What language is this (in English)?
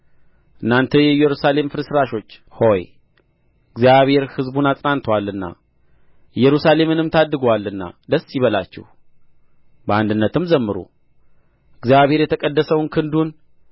Amharic